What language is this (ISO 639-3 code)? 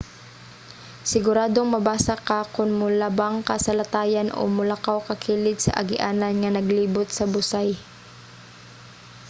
ceb